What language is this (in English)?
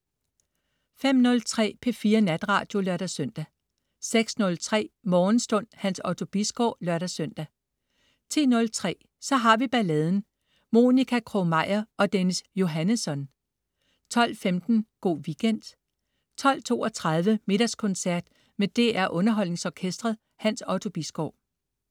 Danish